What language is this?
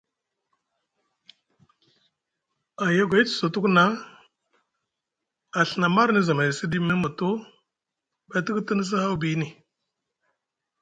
Musgu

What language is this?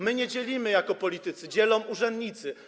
Polish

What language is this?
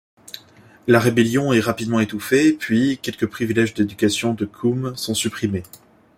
French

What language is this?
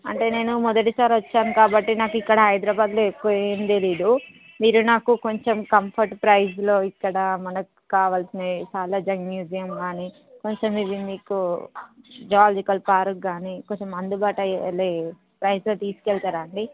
Telugu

